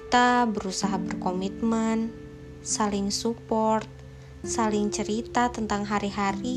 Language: Indonesian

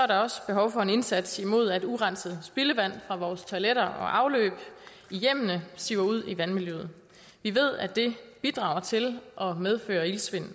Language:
Danish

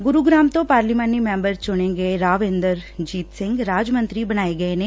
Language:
Punjabi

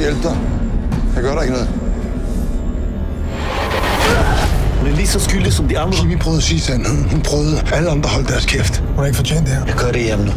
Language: Danish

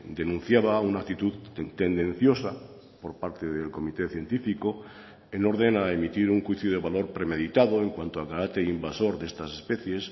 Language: Spanish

